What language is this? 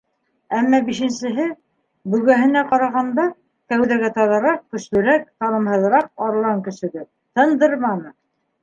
Bashkir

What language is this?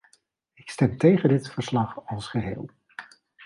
Dutch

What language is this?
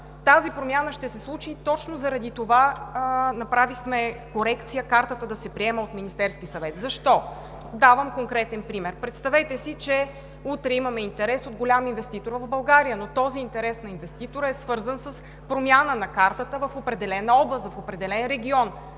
Bulgarian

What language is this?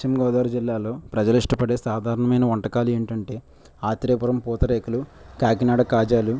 Telugu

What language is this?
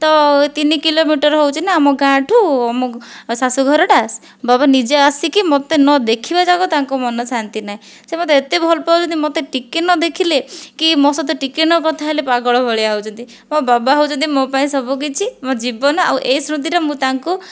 Odia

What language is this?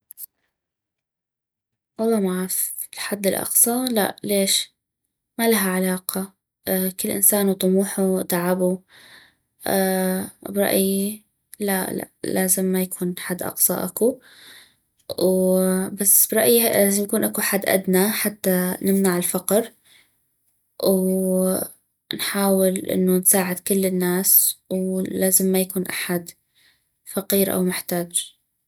North Mesopotamian Arabic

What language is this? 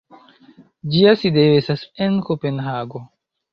Esperanto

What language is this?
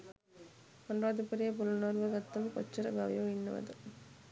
Sinhala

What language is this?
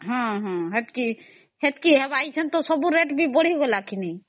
Odia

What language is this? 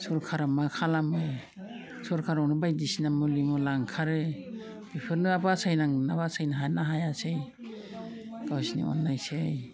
Bodo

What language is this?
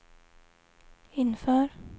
Swedish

